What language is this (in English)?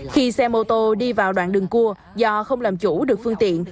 Vietnamese